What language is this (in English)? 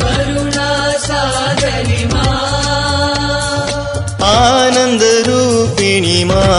Hindi